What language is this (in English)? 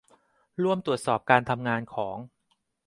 Thai